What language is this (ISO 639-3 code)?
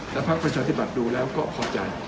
tha